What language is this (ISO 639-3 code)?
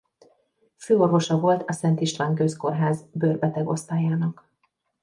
hun